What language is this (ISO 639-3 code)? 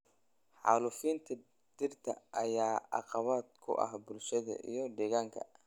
som